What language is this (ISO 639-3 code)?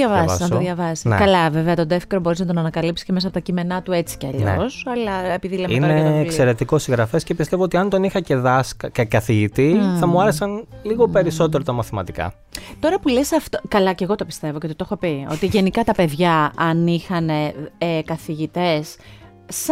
ell